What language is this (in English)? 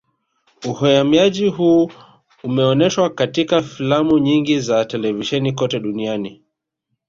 Swahili